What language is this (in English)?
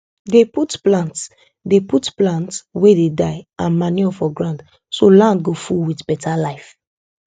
Nigerian Pidgin